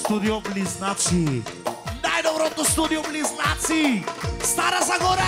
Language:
Thai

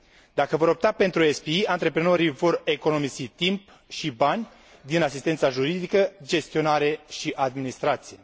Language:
Romanian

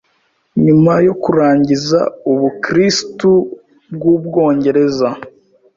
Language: Kinyarwanda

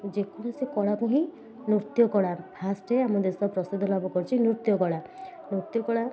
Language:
Odia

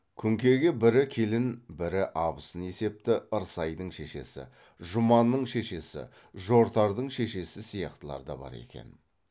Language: Kazakh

